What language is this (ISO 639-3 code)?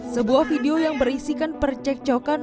ind